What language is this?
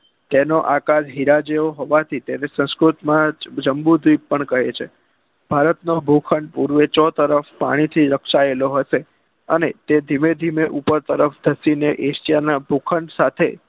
Gujarati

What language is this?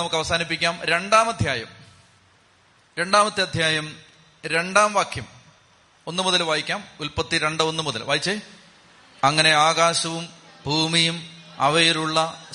Malayalam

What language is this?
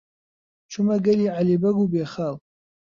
Central Kurdish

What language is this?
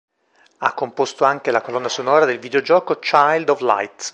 Italian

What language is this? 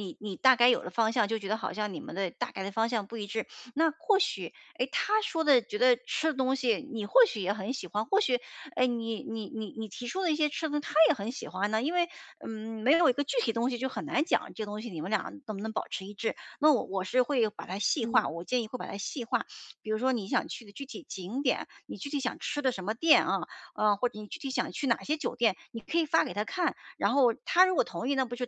Chinese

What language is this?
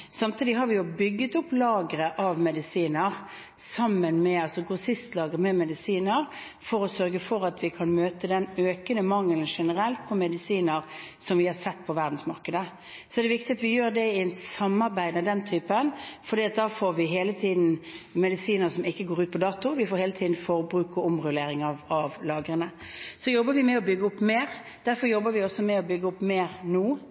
Norwegian Bokmål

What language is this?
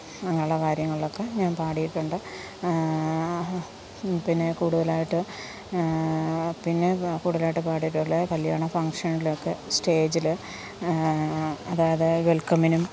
Malayalam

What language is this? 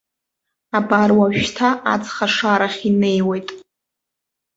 Abkhazian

